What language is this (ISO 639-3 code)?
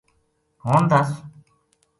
gju